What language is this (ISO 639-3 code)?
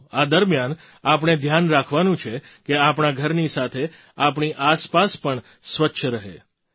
guj